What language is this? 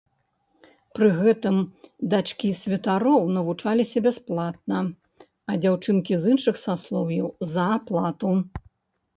Belarusian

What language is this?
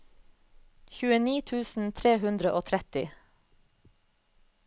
Norwegian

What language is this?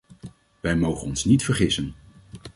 Dutch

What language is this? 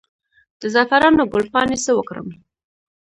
Pashto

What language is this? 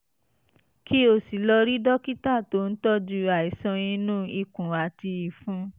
Yoruba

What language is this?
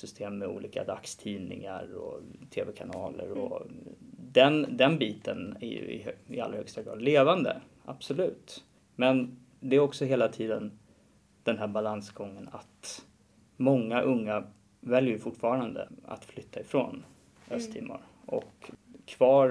Swedish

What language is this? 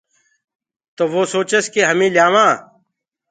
Gurgula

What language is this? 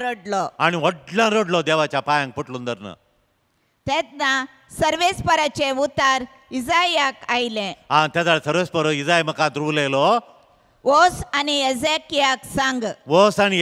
Marathi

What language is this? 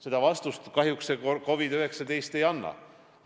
Estonian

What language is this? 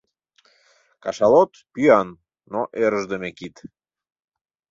Mari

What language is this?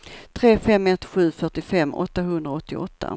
Swedish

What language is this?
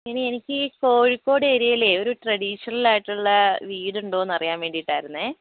Malayalam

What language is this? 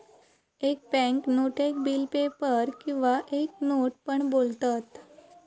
Marathi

